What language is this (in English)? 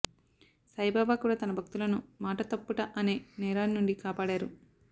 Telugu